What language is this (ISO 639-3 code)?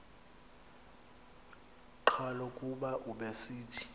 xho